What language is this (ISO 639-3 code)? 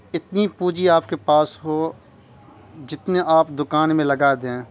urd